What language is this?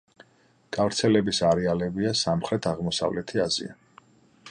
Georgian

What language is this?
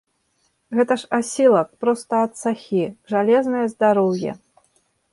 Belarusian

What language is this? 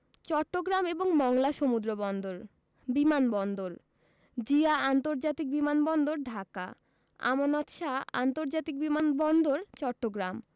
Bangla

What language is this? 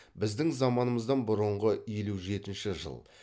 Kazakh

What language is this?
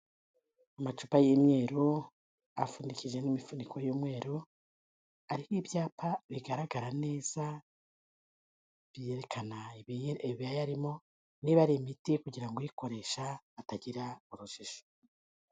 Kinyarwanda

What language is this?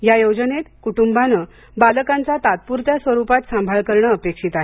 Marathi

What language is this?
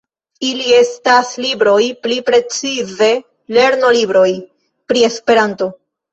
Esperanto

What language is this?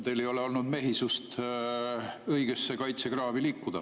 Estonian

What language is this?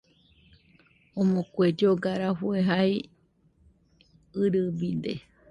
Nüpode Huitoto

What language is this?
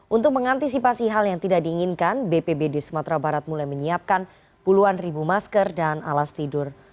Indonesian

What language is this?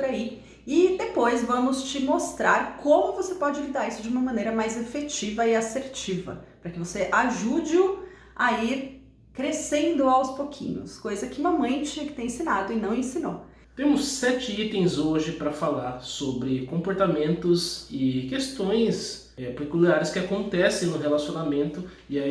Portuguese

